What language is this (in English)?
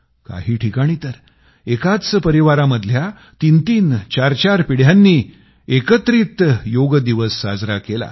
Marathi